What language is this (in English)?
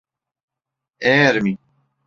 Turkish